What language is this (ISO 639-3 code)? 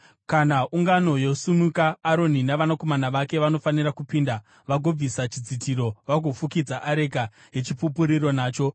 sna